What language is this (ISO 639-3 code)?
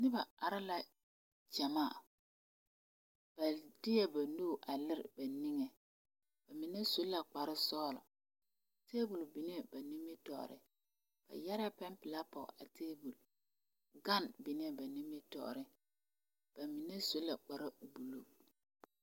dga